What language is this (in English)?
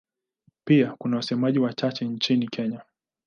Swahili